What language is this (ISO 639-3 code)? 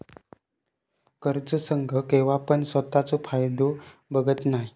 mar